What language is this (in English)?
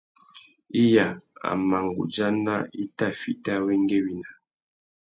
Tuki